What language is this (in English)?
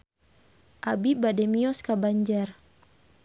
Sundanese